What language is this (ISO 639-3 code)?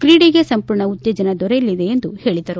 kan